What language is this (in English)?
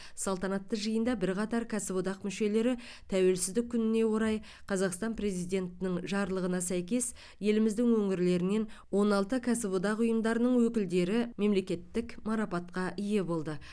Kazakh